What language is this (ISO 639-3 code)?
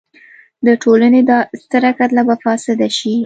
pus